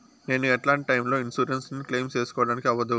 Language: Telugu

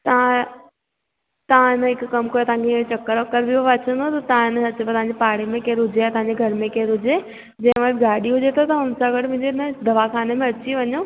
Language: Sindhi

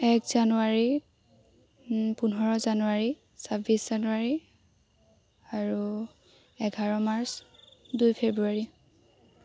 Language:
Assamese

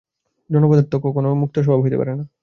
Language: Bangla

